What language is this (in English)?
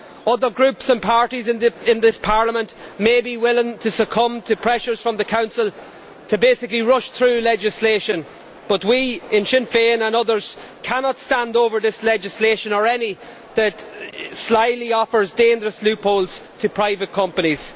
English